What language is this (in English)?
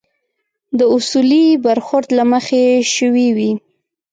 Pashto